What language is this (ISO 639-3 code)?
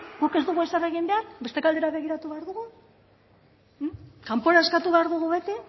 eus